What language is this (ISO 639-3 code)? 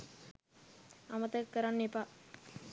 sin